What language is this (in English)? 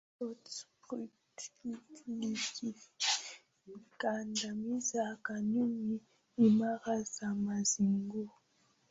Swahili